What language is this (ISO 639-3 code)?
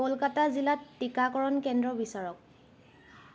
asm